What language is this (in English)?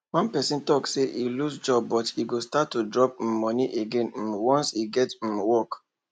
Nigerian Pidgin